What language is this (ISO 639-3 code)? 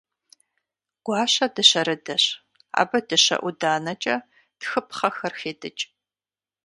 kbd